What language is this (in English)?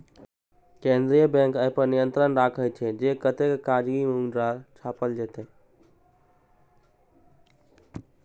Maithili